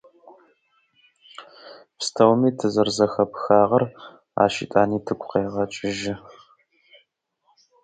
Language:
Russian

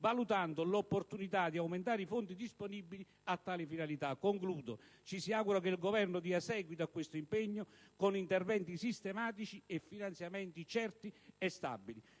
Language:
Italian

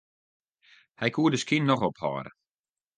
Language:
Western Frisian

